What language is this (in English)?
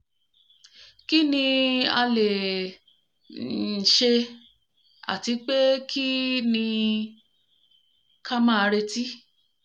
Yoruba